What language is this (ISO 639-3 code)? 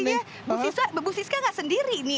ind